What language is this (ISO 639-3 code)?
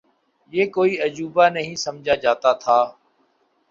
urd